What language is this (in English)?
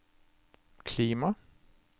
Norwegian